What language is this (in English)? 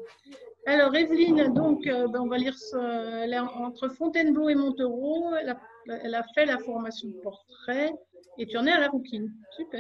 French